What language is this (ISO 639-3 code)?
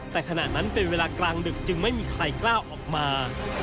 tha